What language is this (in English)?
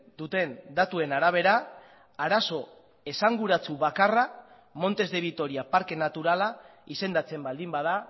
Basque